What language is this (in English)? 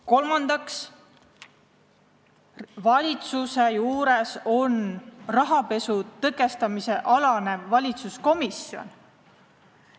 Estonian